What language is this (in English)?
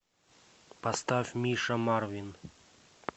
Russian